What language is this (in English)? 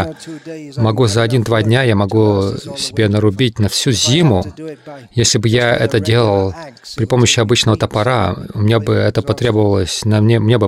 Russian